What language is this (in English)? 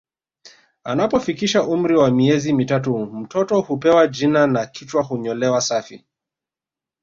Swahili